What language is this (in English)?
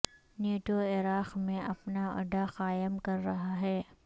Urdu